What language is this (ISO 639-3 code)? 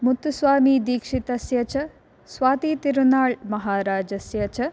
san